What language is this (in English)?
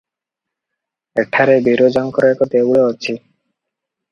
Odia